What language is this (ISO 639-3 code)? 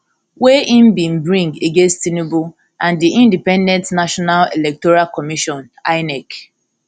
pcm